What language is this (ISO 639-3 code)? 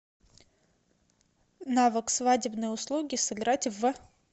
rus